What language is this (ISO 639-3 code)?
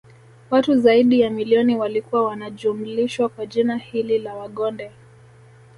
swa